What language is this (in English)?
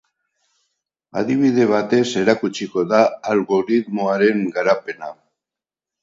Basque